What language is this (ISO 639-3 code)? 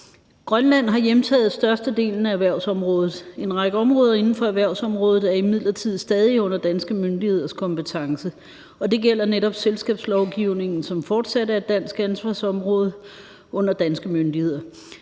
dan